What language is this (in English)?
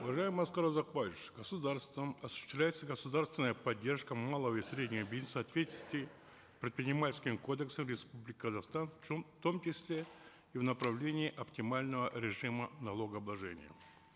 Kazakh